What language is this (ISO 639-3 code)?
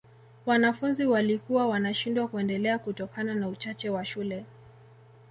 swa